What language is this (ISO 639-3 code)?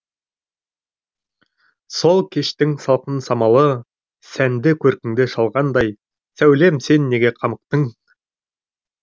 kaz